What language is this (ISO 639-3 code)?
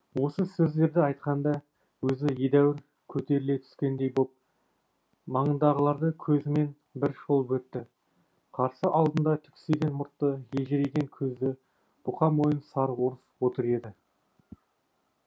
kaz